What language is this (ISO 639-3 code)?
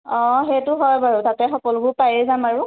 asm